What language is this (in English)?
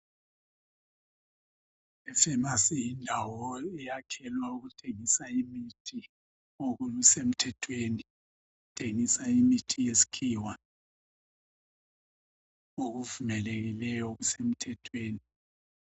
North Ndebele